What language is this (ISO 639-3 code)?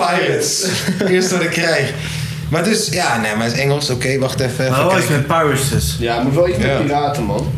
nld